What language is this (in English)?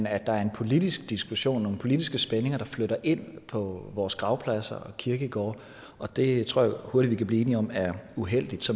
Danish